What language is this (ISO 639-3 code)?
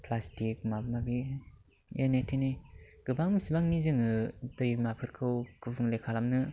brx